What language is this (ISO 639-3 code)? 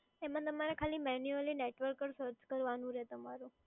guj